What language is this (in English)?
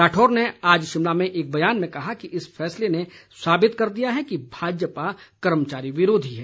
Hindi